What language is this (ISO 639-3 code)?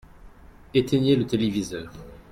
fra